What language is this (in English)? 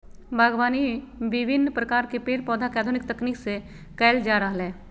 Magahi